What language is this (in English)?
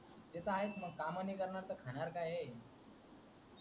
Marathi